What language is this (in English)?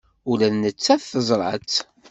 Kabyle